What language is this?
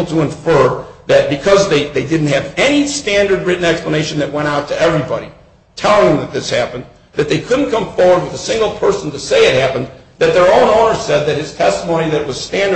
English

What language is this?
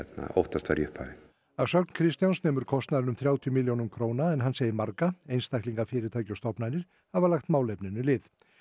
Icelandic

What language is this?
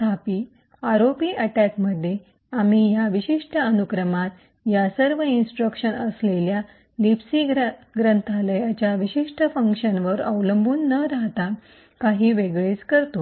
Marathi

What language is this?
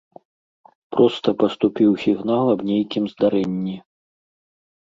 Belarusian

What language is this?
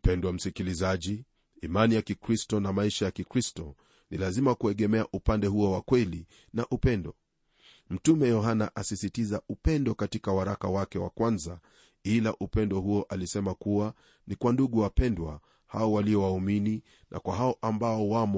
Swahili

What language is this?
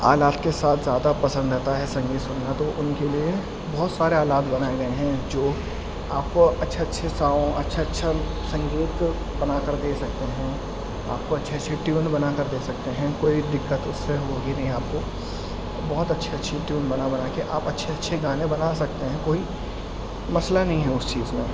Urdu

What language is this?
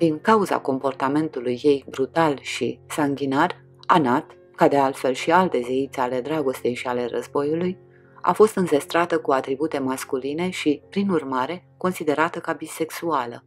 Romanian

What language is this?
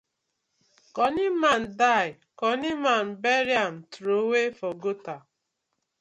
Nigerian Pidgin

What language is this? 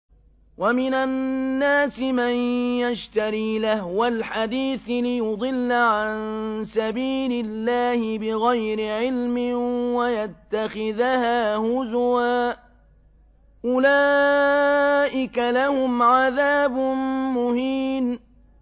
Arabic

